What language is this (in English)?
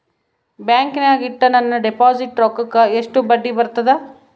Kannada